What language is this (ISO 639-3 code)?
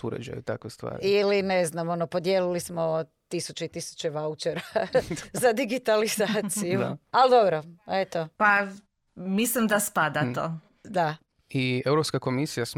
hrv